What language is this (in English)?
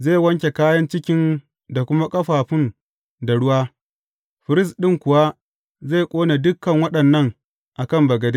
Hausa